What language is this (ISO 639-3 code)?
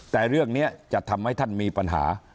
tha